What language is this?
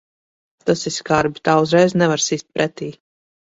Latvian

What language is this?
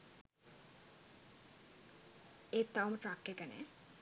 Sinhala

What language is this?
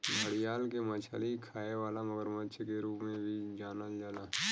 Bhojpuri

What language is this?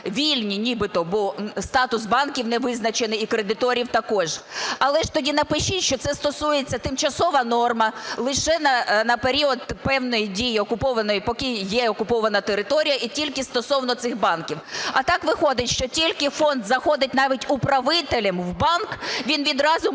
Ukrainian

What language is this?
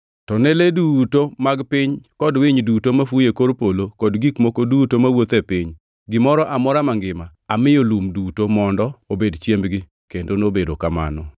Luo (Kenya and Tanzania)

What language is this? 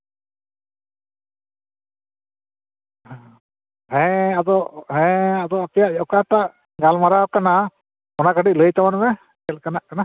Santali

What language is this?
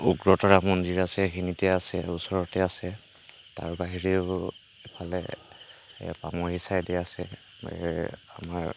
Assamese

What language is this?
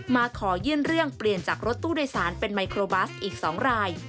Thai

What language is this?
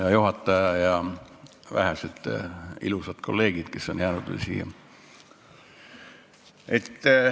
Estonian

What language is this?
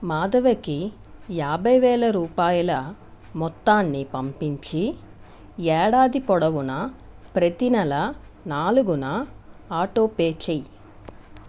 Telugu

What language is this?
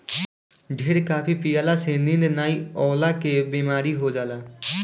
Bhojpuri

